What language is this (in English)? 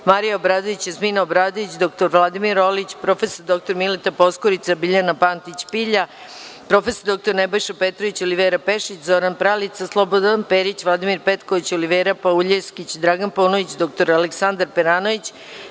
Serbian